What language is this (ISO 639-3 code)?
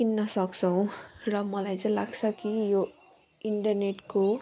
nep